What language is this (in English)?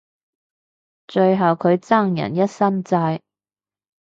Cantonese